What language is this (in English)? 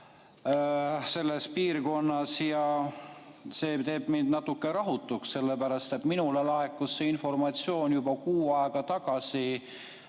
Estonian